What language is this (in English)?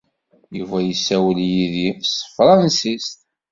Kabyle